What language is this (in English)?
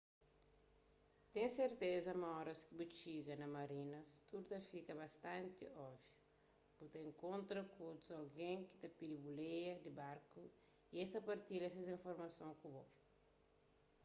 Kabuverdianu